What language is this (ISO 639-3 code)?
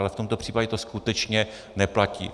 ces